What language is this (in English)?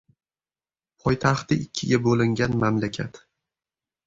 Uzbek